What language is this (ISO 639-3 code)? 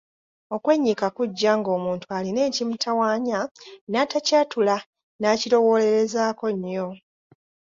lug